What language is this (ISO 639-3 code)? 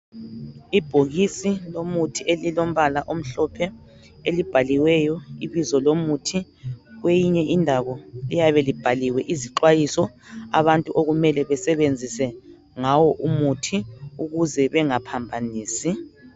nde